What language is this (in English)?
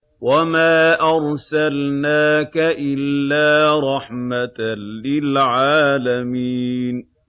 Arabic